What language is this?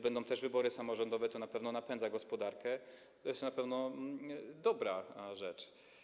Polish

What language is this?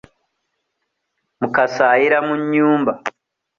Ganda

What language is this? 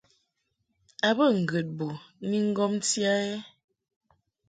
Mungaka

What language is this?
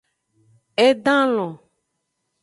Aja (Benin)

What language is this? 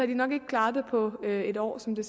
Danish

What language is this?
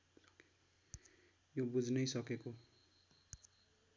Nepali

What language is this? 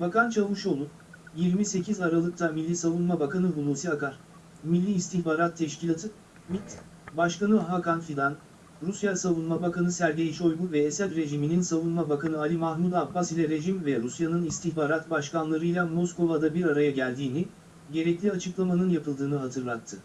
Turkish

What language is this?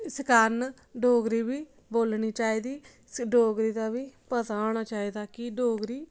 Dogri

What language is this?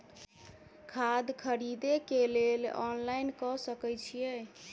Maithili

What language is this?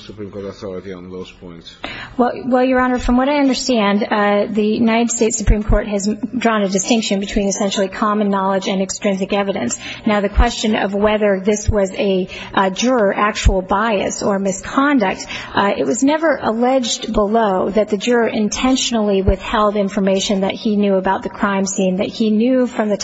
English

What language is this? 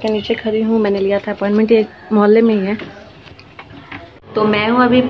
Hindi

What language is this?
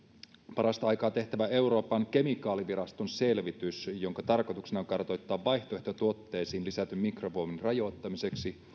Finnish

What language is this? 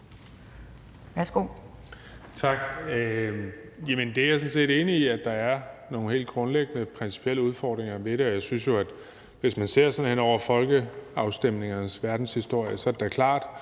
Danish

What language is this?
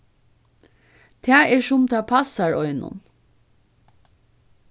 Faroese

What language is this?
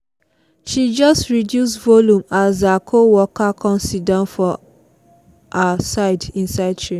Nigerian Pidgin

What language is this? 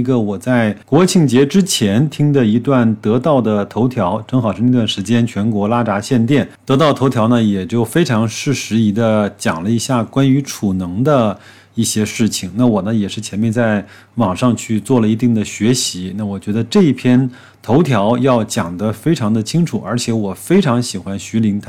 Chinese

